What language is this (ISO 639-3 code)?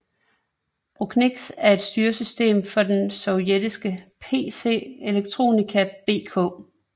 dan